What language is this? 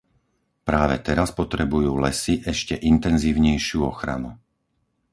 Slovak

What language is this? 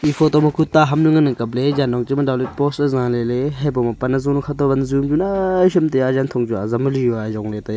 Wancho Naga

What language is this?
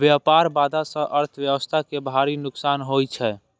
Maithili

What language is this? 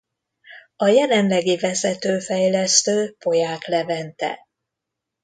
Hungarian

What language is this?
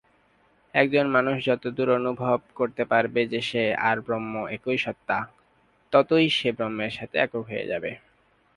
Bangla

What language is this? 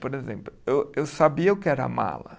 Portuguese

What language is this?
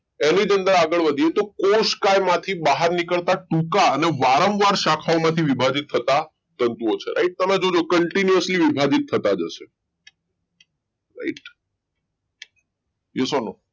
Gujarati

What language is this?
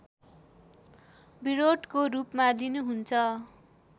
Nepali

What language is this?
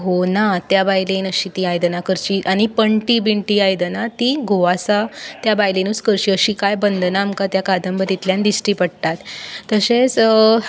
Konkani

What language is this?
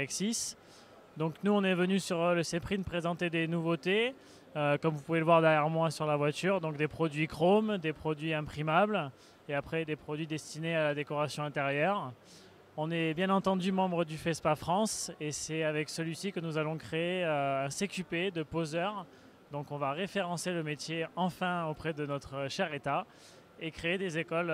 French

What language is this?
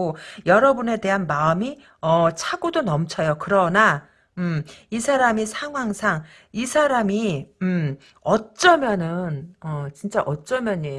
Korean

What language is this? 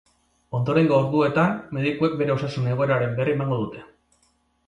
Basque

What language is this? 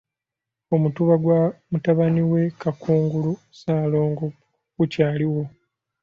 Ganda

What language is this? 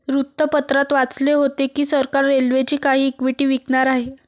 Marathi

